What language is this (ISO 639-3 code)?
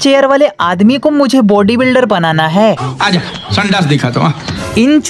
hin